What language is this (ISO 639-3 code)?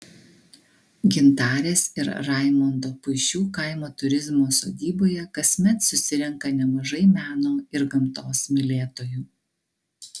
lit